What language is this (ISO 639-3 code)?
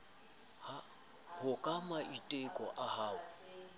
sot